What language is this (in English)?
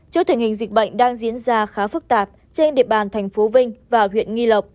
Vietnamese